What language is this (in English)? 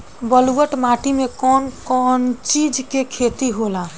Bhojpuri